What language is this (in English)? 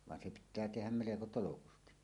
Finnish